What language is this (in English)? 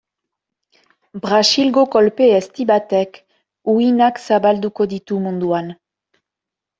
Basque